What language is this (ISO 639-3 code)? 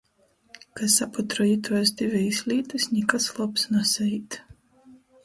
ltg